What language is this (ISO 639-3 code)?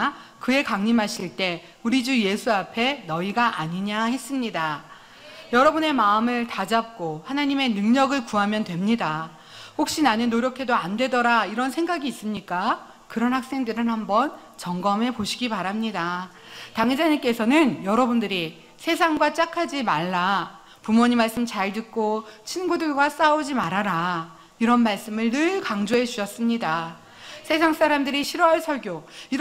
kor